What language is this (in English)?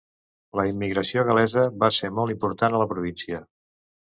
Catalan